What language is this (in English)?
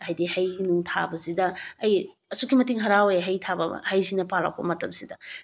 Manipuri